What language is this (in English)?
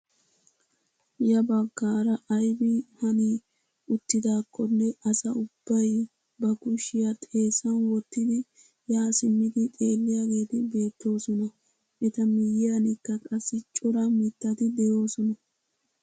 Wolaytta